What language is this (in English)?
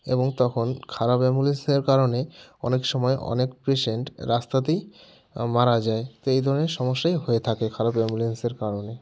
Bangla